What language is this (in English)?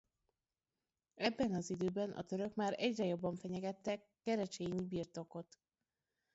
Hungarian